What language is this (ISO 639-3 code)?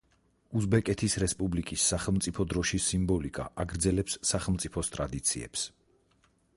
kat